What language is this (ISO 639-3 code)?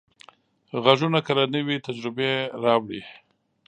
pus